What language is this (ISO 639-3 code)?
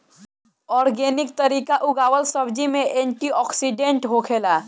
bho